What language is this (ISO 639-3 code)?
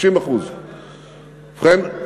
heb